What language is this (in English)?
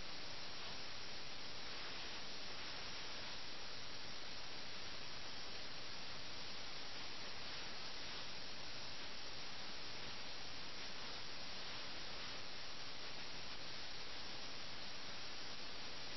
Malayalam